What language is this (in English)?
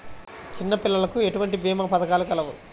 Telugu